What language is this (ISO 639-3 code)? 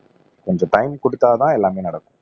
tam